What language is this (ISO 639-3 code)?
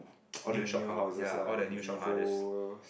eng